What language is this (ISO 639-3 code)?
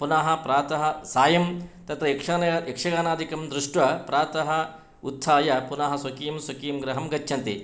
san